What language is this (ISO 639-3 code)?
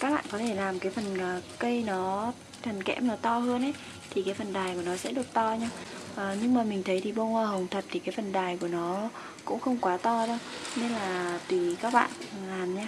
vie